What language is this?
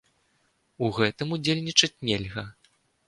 Belarusian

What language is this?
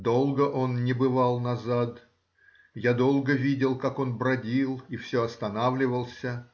Russian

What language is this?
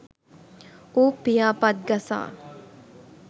Sinhala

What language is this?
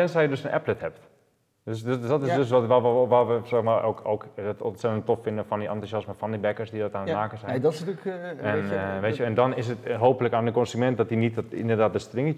Dutch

